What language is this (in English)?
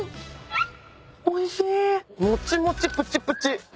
Japanese